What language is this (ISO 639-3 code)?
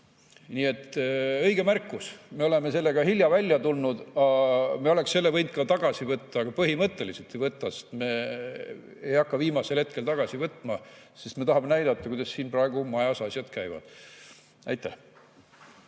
est